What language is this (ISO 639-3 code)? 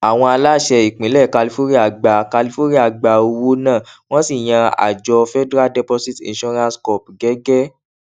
yor